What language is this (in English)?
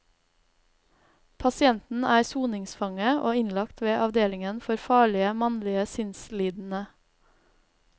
Norwegian